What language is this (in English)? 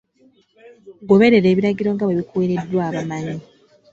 Ganda